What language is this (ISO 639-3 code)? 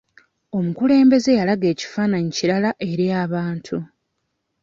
lug